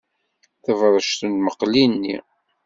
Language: Kabyle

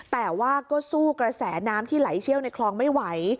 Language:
Thai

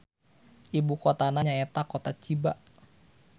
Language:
Sundanese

